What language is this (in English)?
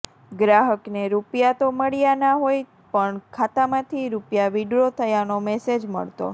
Gujarati